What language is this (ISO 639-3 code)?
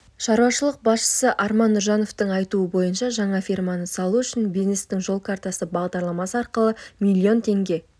kaz